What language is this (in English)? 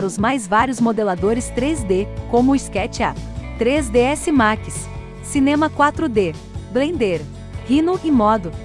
Portuguese